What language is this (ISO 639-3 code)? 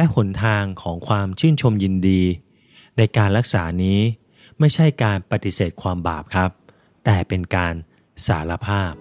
tha